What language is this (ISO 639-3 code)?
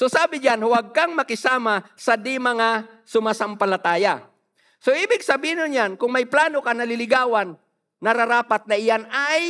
fil